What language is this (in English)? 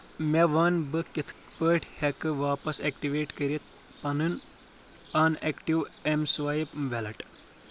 Kashmiri